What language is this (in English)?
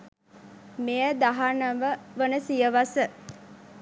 Sinhala